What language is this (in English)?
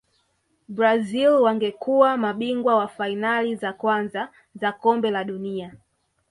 Swahili